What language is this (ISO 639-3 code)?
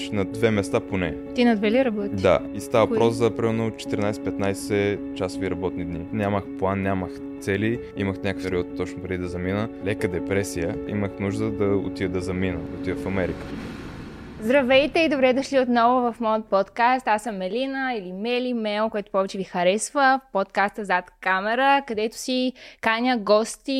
bul